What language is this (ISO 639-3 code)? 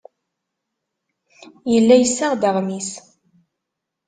kab